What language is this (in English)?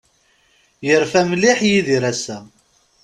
Kabyle